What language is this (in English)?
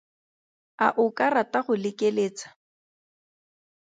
Tswana